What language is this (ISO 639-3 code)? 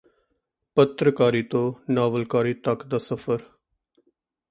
pan